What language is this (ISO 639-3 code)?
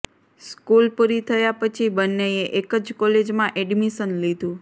guj